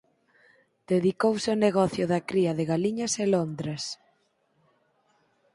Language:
Galician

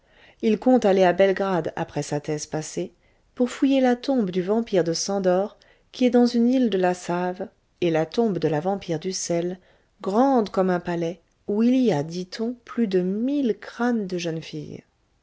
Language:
French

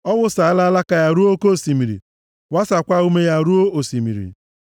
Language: Igbo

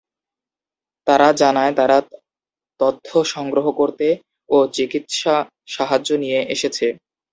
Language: Bangla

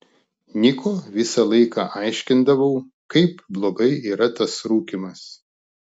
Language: Lithuanian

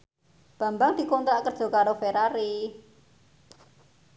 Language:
Javanese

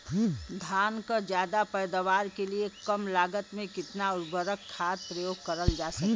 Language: Bhojpuri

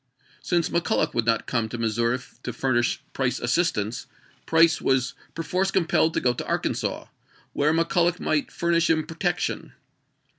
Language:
English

